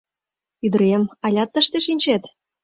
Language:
Mari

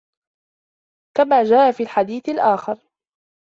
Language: Arabic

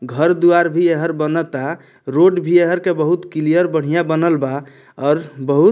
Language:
Bhojpuri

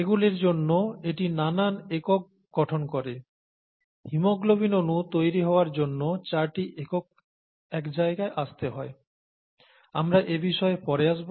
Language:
Bangla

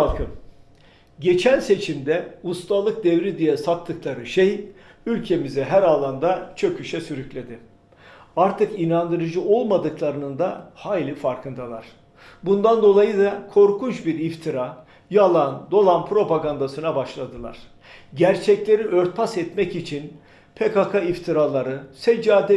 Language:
Turkish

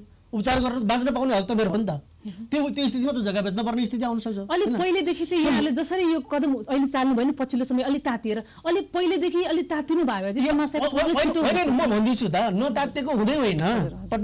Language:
Korean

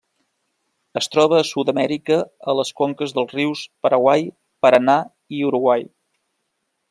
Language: Catalan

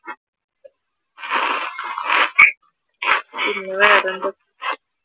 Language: Malayalam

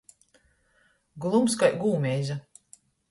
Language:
Latgalian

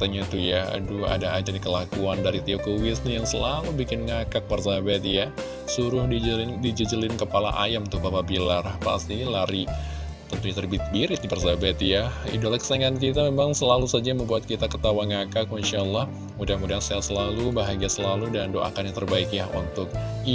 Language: Indonesian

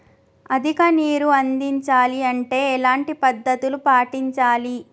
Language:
Telugu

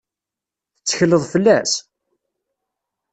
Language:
Kabyle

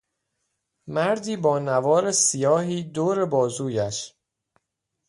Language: Persian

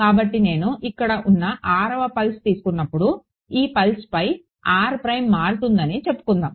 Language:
Telugu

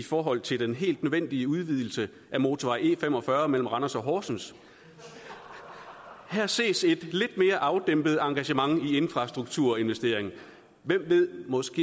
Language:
Danish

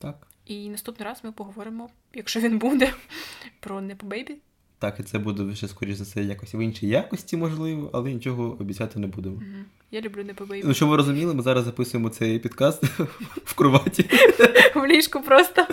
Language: Ukrainian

